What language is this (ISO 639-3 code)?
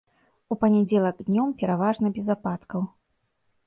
bel